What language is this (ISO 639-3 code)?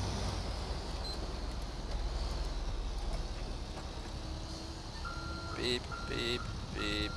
nld